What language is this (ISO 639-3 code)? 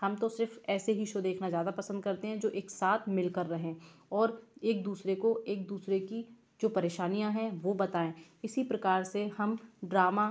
hin